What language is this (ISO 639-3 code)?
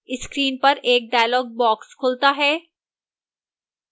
hin